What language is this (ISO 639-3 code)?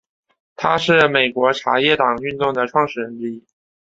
zho